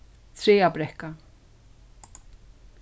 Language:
Faroese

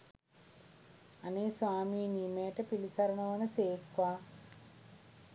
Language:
Sinhala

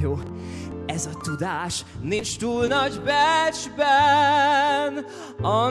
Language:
Hungarian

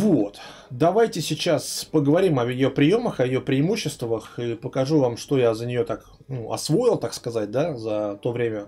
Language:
Russian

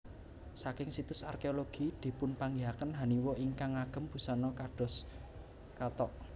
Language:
Javanese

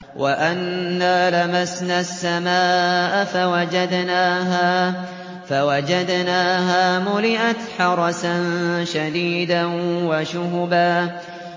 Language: Arabic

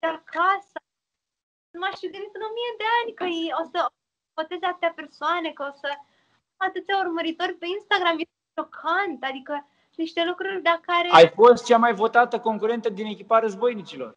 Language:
Romanian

